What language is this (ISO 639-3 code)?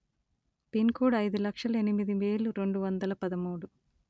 tel